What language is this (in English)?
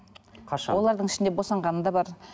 Kazakh